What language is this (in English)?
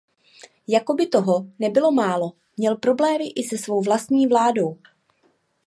Czech